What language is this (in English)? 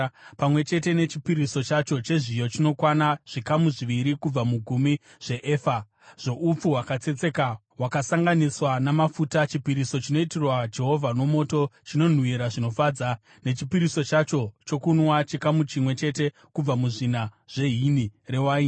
Shona